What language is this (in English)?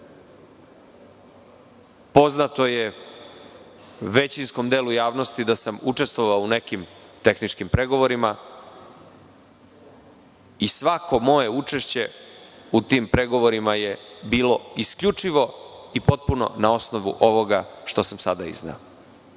Serbian